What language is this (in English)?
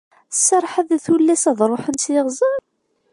Kabyle